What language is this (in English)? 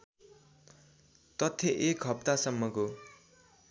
Nepali